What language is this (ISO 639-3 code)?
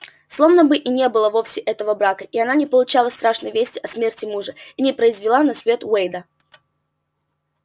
rus